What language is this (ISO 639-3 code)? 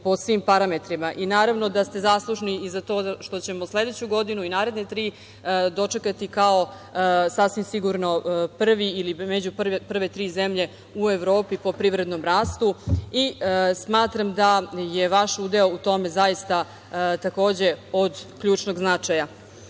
srp